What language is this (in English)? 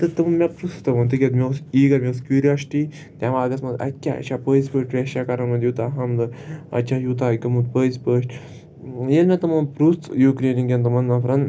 Kashmiri